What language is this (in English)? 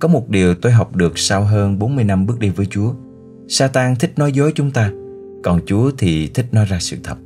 Vietnamese